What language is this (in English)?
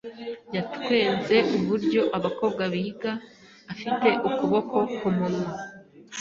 Kinyarwanda